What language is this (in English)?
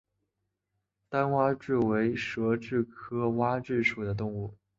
Chinese